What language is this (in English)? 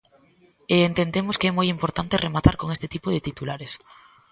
Galician